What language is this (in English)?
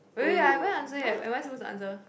English